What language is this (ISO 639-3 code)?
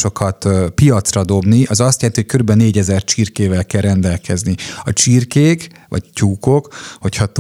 hun